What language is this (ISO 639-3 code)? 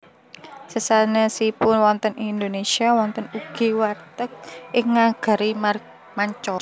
jav